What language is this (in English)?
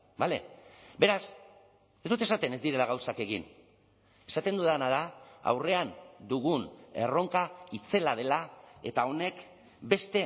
Basque